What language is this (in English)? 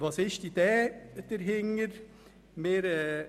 Swiss German